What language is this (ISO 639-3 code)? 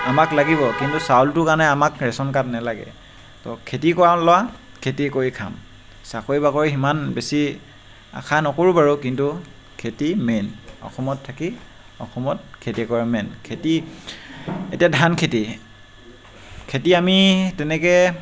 asm